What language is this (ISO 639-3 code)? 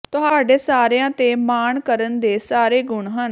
pan